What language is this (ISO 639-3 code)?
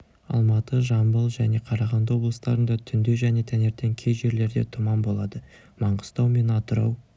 kaz